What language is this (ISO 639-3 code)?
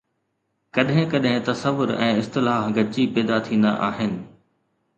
snd